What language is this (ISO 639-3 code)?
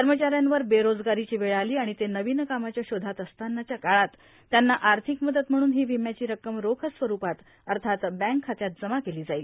mar